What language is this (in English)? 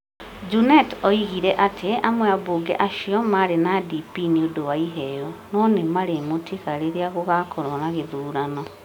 Kikuyu